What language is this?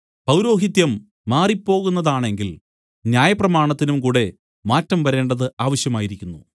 Malayalam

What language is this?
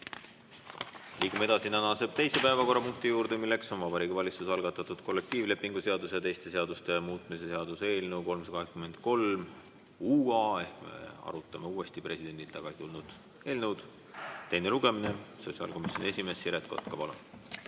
Estonian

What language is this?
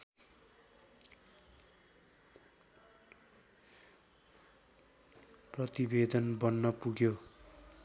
Nepali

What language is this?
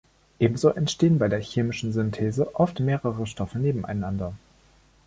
German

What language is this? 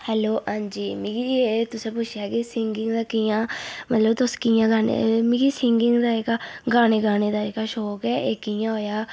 Dogri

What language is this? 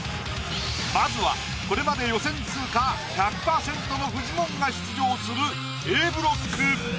Japanese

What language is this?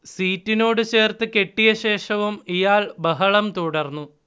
Malayalam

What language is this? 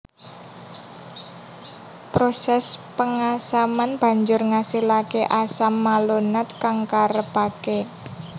Javanese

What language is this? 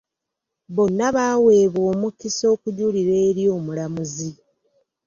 Ganda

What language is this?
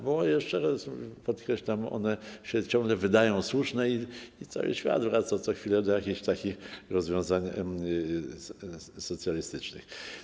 Polish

